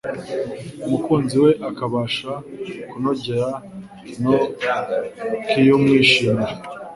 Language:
Kinyarwanda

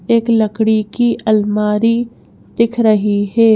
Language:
Hindi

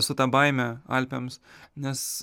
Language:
Lithuanian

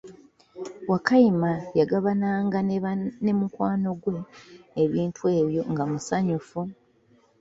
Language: Ganda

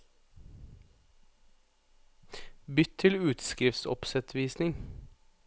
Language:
Norwegian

